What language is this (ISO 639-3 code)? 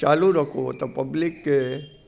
snd